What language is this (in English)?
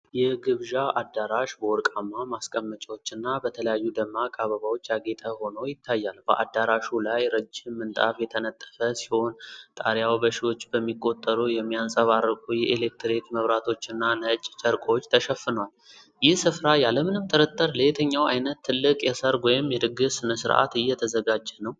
Amharic